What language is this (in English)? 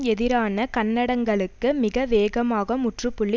Tamil